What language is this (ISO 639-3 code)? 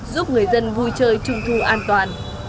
vie